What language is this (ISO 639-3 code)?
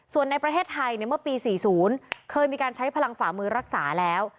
tha